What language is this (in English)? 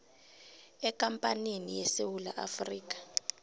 South Ndebele